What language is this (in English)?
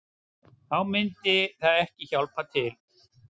Icelandic